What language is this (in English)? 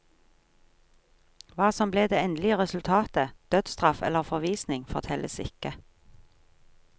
Norwegian